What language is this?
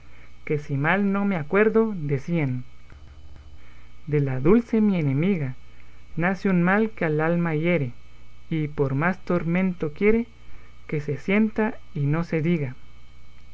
Spanish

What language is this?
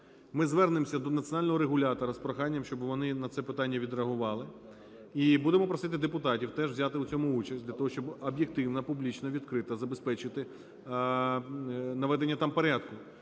Ukrainian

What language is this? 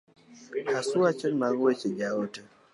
Luo (Kenya and Tanzania)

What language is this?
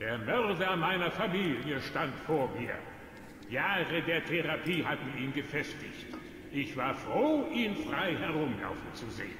German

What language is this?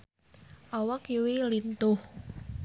Sundanese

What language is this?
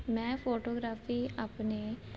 Punjabi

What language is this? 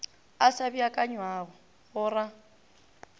Northern Sotho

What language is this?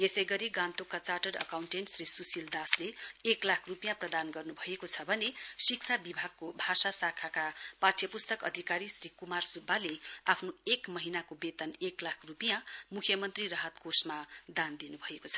Nepali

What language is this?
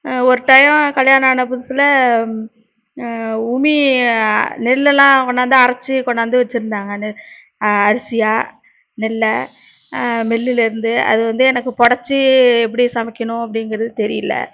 Tamil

